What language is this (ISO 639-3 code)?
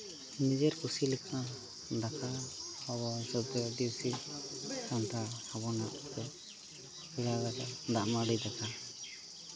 sat